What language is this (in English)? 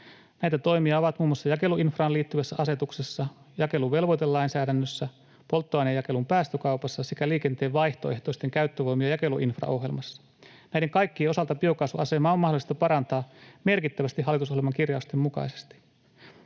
Finnish